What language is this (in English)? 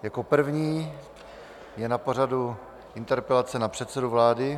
Czech